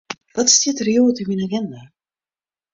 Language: Western Frisian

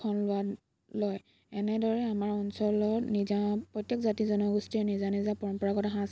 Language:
Assamese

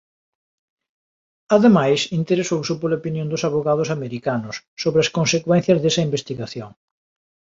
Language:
Galician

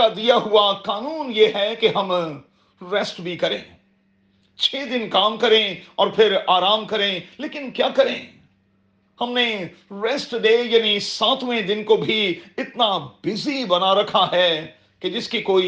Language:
Urdu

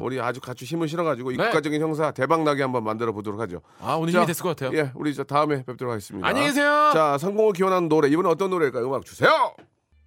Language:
Korean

